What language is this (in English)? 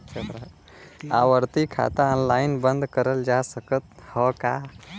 Bhojpuri